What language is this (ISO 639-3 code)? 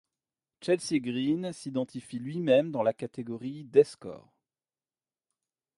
fra